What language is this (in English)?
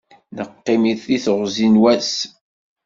Kabyle